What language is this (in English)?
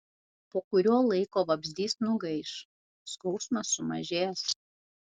Lithuanian